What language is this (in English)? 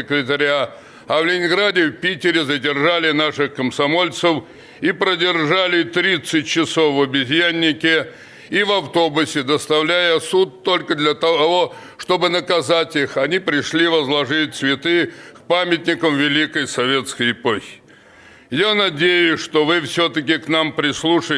Russian